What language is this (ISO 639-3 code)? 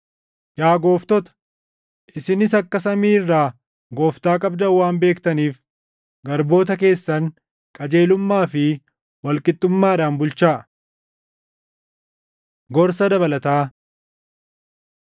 orm